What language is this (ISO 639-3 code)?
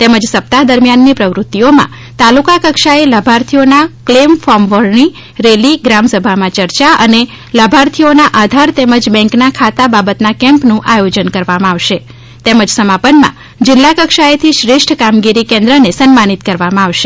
guj